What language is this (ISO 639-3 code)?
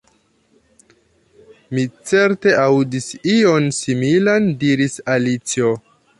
epo